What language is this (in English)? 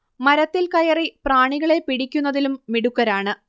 Malayalam